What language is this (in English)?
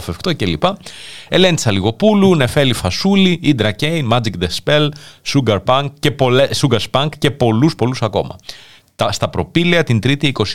Greek